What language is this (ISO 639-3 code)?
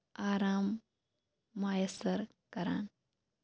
kas